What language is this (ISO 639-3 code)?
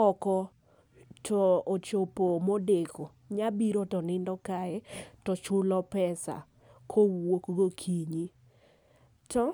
luo